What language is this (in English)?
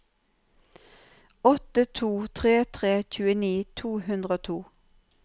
Norwegian